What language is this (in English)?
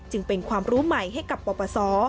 Thai